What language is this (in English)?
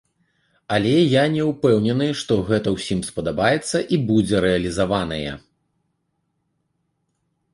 Belarusian